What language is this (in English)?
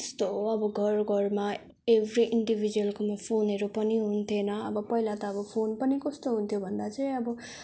Nepali